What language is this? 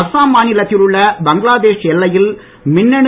Tamil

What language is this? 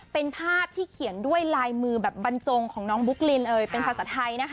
Thai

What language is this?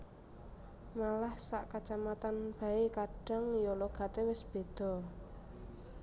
Javanese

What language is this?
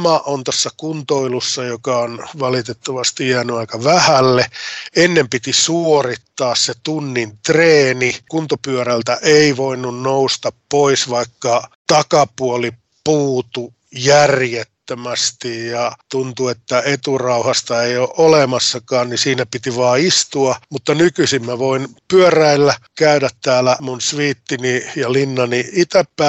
Finnish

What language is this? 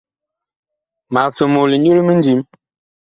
Bakoko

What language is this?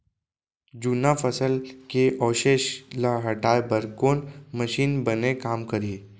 Chhattisgarhi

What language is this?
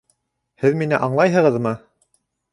Bashkir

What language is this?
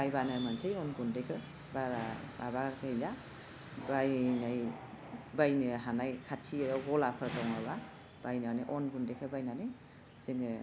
Bodo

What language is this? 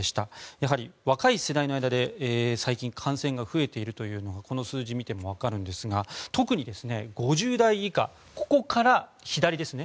Japanese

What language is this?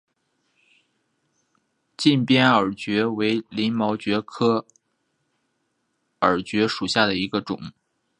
Chinese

